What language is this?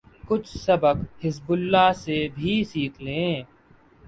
Urdu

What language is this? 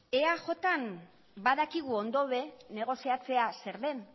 Basque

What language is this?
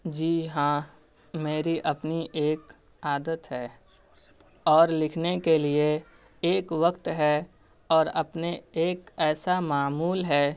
Urdu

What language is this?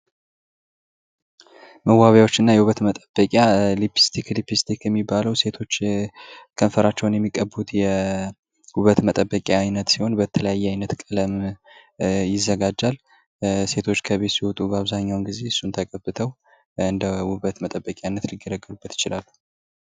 Amharic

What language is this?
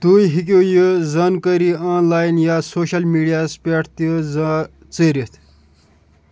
Kashmiri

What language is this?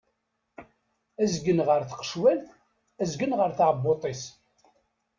Kabyle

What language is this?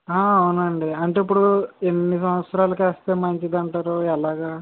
Telugu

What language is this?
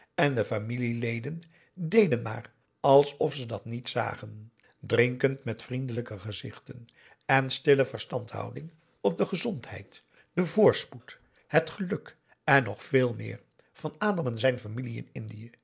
Dutch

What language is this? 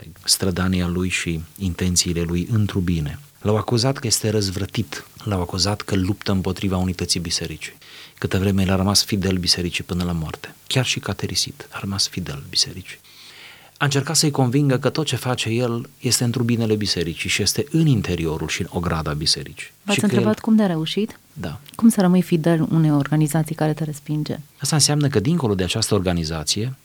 Romanian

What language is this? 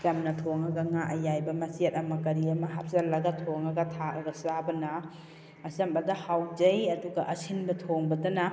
Manipuri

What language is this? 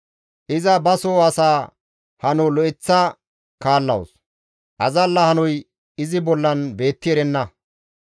Gamo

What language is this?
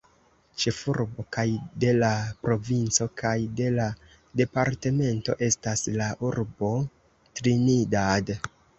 Esperanto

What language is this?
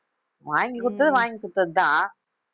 Tamil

